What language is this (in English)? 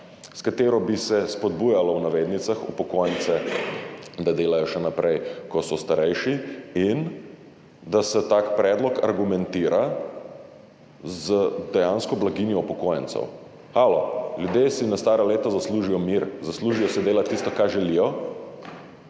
Slovenian